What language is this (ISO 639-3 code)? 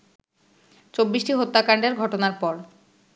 ben